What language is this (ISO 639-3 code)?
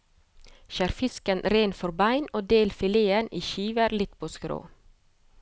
nor